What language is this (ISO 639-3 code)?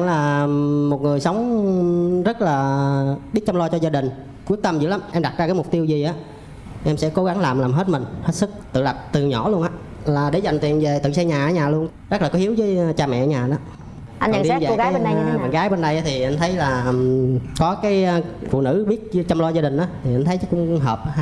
vie